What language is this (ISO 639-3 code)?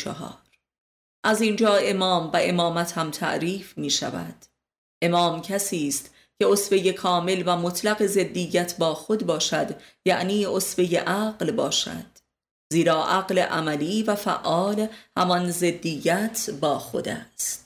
fas